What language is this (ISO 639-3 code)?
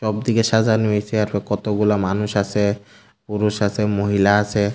ben